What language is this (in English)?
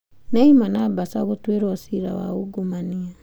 Kikuyu